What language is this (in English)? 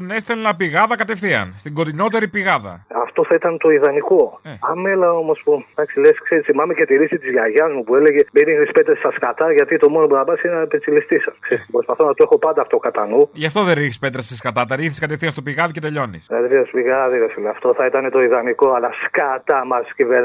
Greek